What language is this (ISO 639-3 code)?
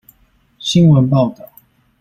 zho